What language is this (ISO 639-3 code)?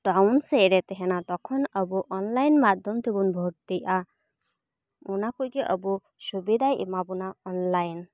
sat